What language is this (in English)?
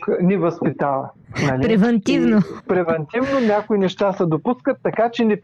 Bulgarian